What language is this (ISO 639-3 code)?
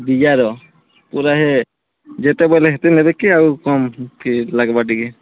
ori